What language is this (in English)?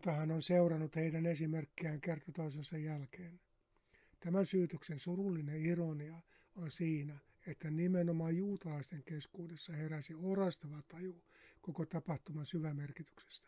Finnish